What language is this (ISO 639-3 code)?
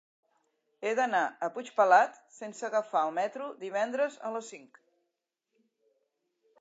cat